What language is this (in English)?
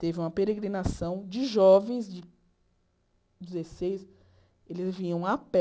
Portuguese